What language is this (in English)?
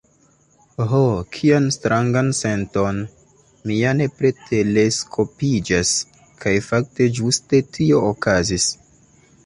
Esperanto